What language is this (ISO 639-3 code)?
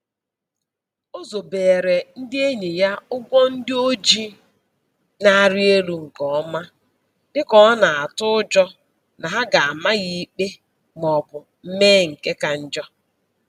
ibo